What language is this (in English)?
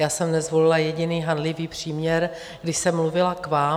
Czech